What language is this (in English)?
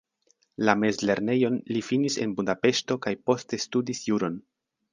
Esperanto